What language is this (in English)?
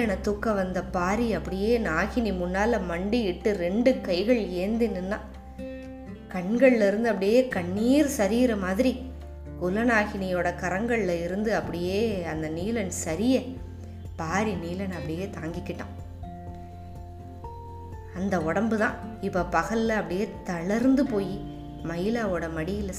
Tamil